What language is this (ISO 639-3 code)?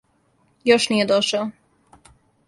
srp